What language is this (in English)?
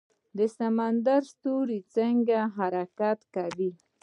Pashto